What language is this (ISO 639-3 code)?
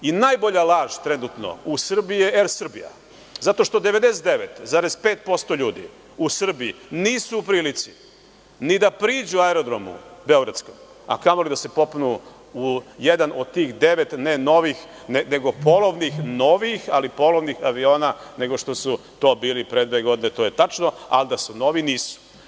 srp